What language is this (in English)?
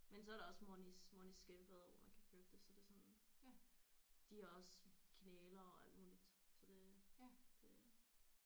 Danish